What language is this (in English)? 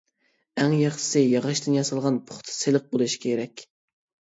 Uyghur